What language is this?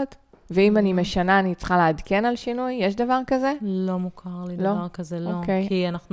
Hebrew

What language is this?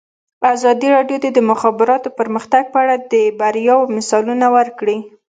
Pashto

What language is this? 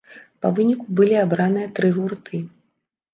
Belarusian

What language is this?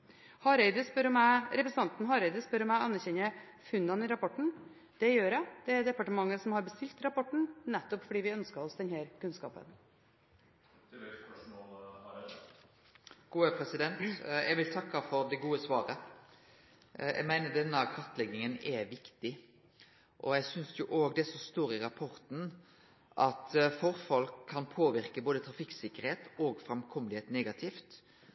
Norwegian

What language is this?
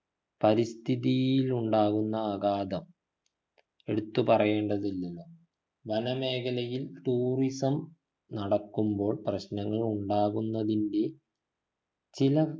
Malayalam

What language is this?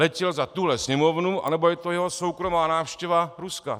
Czech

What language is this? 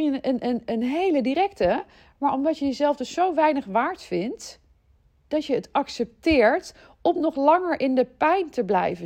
Dutch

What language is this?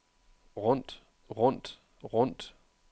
Danish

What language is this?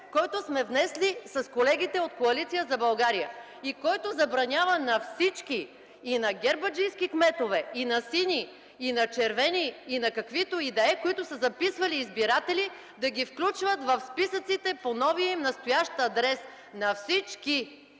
Bulgarian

